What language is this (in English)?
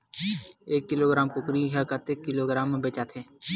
Chhattisgarhi